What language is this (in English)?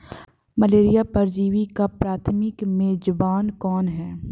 Hindi